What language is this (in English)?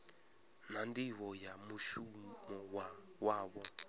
Venda